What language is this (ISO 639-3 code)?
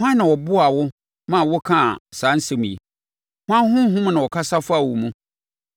aka